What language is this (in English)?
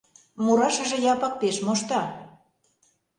Mari